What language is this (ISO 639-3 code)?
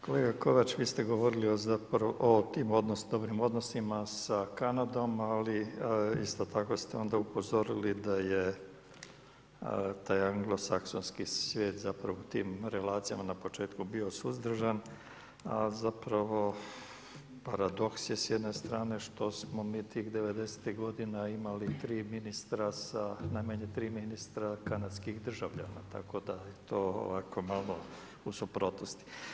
hrv